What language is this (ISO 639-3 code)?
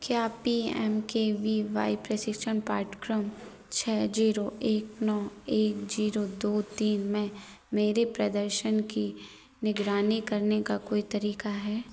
hin